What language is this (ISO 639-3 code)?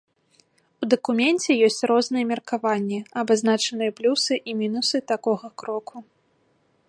bel